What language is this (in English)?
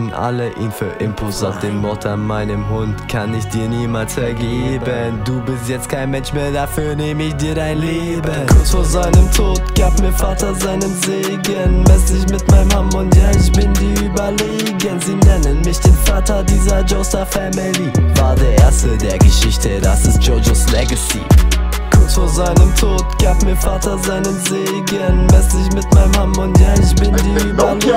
German